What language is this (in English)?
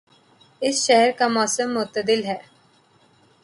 Urdu